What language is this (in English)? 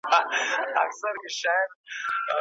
Pashto